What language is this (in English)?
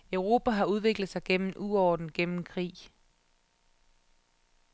Danish